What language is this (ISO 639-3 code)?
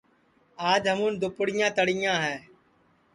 ssi